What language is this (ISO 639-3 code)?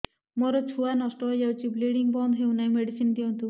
ori